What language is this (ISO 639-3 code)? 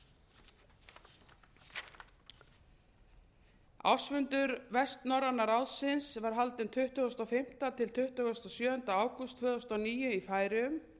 isl